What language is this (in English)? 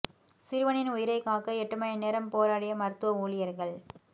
Tamil